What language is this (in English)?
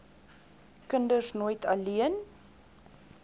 Afrikaans